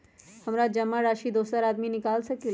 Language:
Magahi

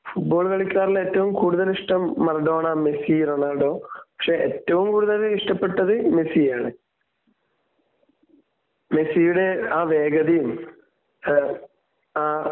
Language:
Malayalam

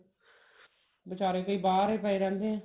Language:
Punjabi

